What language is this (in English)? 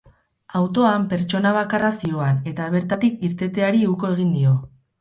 Basque